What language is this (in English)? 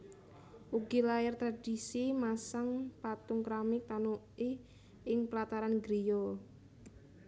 Javanese